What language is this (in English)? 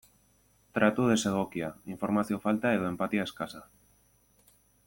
Basque